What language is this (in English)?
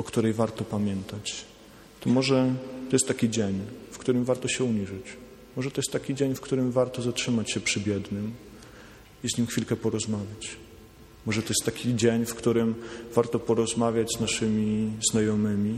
Polish